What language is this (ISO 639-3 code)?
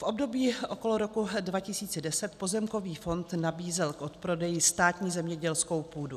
ces